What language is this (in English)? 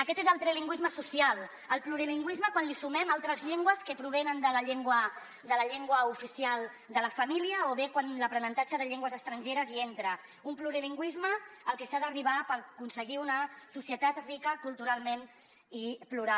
Catalan